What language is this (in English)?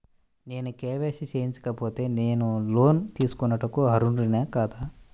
Telugu